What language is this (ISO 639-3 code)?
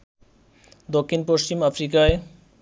ben